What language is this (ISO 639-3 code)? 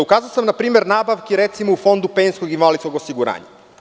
srp